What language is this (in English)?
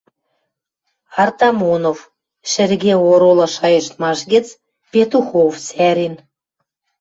Western Mari